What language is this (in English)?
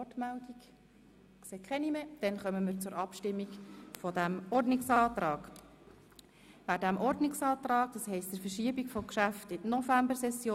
Swiss German